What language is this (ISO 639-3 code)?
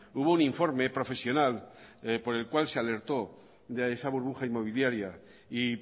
spa